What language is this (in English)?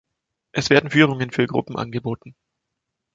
German